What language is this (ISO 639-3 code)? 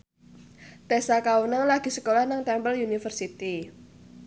jav